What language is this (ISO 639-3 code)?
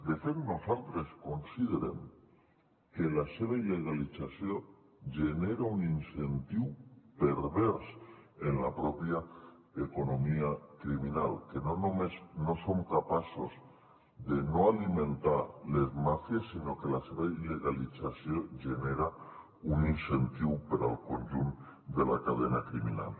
cat